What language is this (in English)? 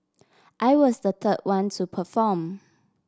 English